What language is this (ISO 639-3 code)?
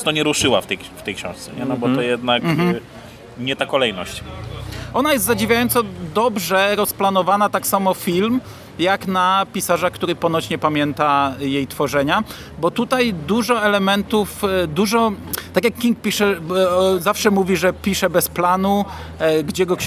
pol